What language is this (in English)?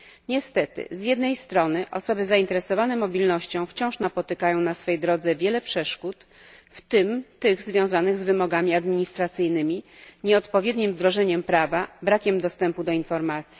Polish